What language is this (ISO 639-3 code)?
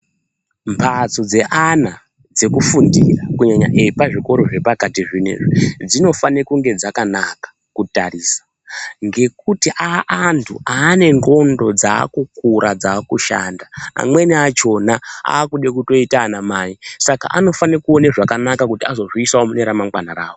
ndc